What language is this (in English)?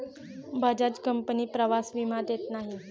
Marathi